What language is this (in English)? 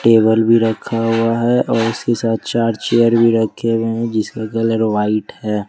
Hindi